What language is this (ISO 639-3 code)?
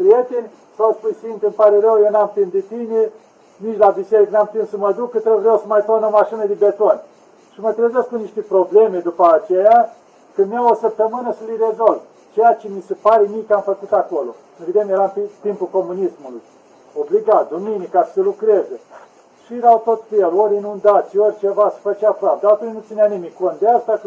ron